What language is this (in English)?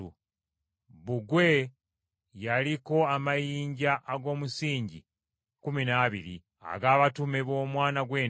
Ganda